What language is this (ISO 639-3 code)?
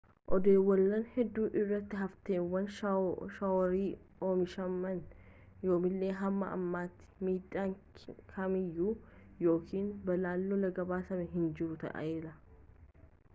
orm